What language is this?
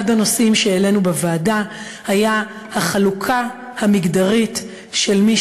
Hebrew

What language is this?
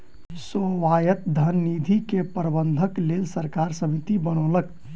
Maithili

